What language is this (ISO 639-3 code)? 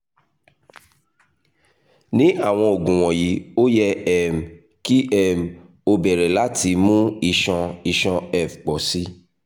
yor